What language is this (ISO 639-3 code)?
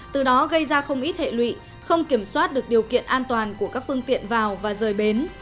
vie